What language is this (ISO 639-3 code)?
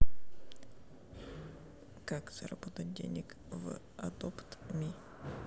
rus